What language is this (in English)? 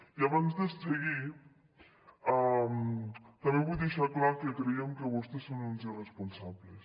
Catalan